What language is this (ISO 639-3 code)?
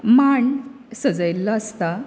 kok